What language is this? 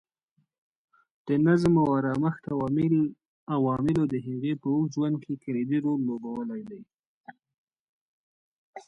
Pashto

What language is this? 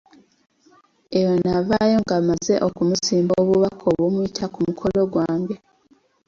Ganda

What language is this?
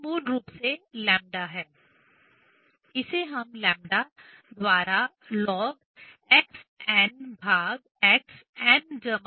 Hindi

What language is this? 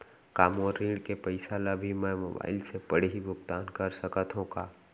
Chhattisgarhi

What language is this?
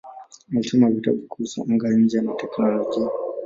Swahili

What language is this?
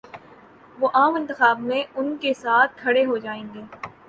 Urdu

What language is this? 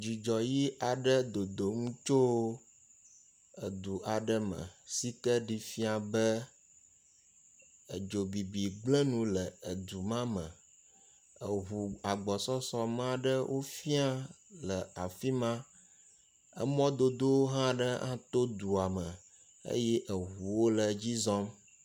Ewe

